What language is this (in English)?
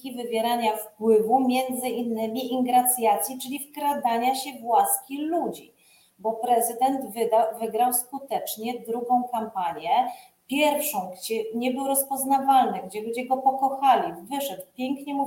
Polish